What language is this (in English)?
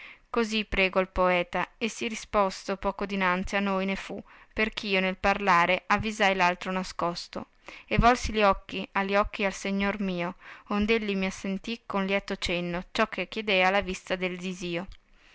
Italian